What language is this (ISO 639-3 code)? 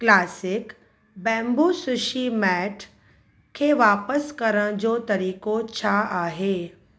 snd